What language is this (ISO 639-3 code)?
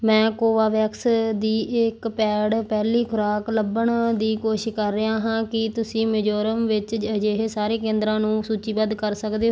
pan